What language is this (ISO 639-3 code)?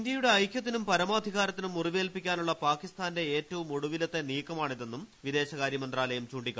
mal